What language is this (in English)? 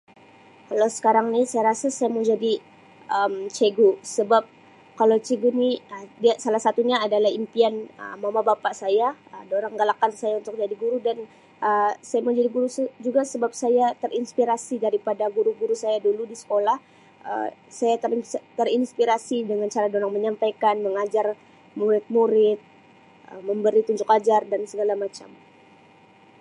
Sabah Malay